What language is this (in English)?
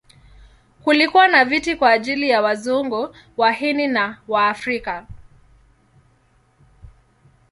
Swahili